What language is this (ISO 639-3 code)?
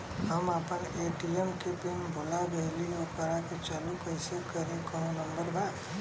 bho